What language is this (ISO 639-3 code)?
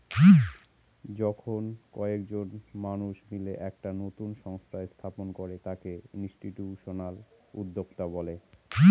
ben